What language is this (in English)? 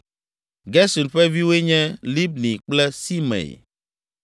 Ewe